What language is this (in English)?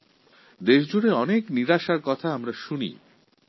Bangla